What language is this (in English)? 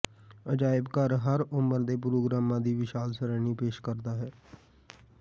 Punjabi